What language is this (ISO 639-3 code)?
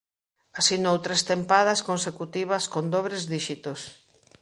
glg